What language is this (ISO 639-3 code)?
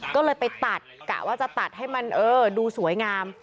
tha